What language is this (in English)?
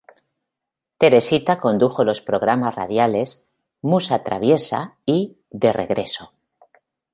Spanish